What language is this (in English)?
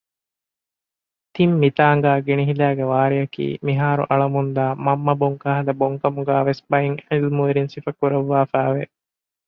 Divehi